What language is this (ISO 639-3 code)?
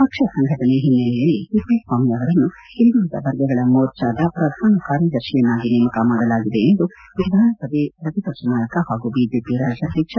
kan